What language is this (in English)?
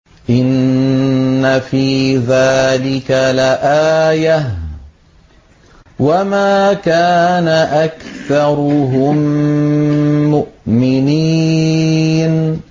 Arabic